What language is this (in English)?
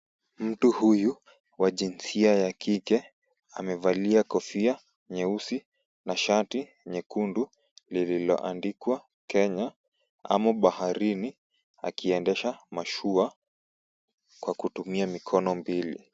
Swahili